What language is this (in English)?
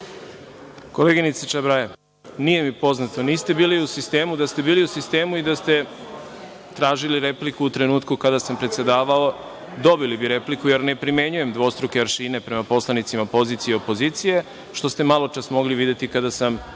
Serbian